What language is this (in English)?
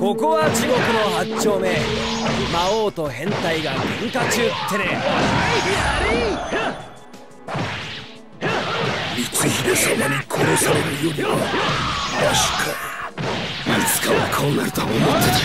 Japanese